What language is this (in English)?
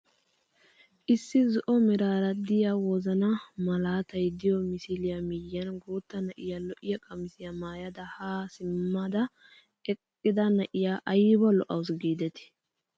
Wolaytta